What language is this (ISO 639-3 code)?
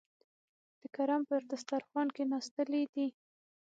pus